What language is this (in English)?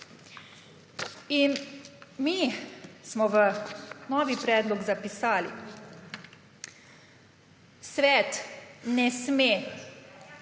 Slovenian